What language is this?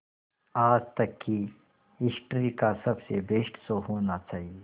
Hindi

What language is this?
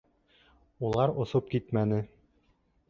Bashkir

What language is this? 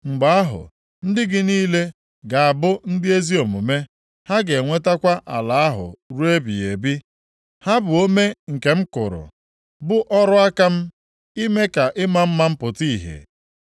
Igbo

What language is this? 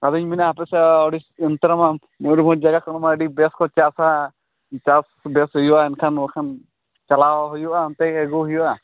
Santali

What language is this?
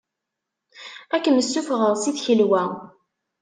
Kabyle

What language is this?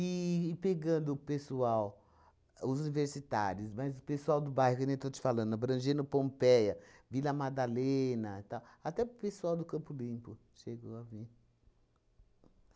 Portuguese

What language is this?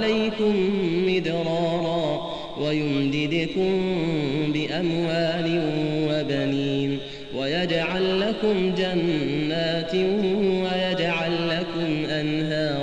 Arabic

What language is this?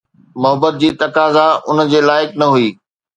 Sindhi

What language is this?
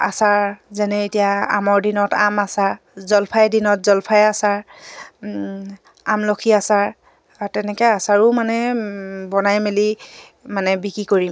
Assamese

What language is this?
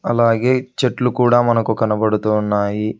Telugu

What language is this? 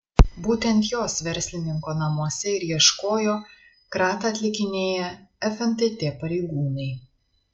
Lithuanian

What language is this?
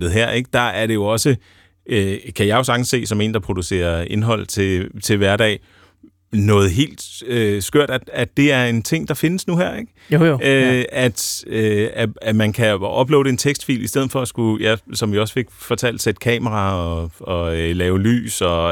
Danish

